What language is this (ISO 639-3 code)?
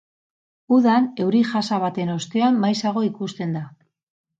eus